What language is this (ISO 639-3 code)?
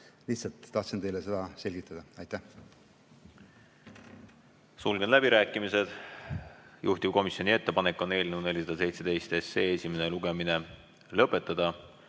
est